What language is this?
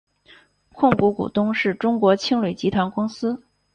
Chinese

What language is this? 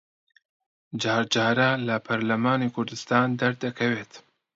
Central Kurdish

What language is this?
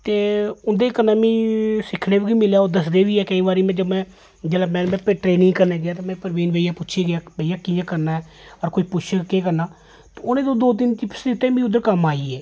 Dogri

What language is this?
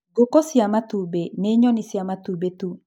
Kikuyu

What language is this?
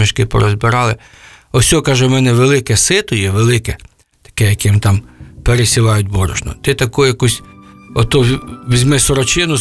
Ukrainian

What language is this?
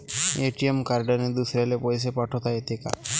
Marathi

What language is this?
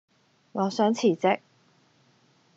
Cantonese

